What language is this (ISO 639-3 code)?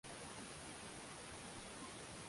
swa